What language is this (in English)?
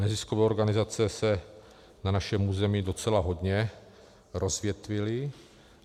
Czech